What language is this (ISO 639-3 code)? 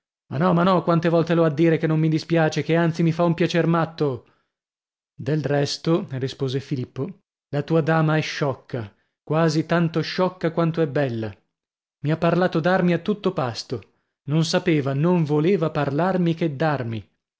ita